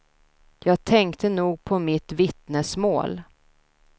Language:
Swedish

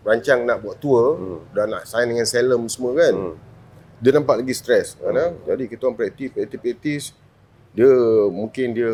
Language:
Malay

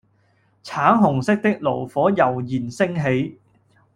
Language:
Cantonese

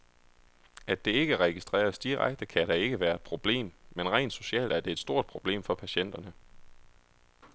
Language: Danish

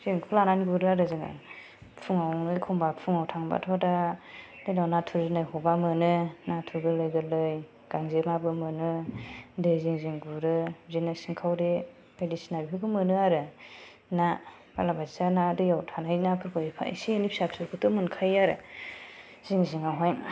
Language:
Bodo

